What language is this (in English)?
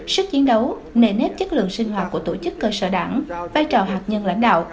Vietnamese